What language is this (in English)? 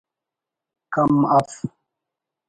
Brahui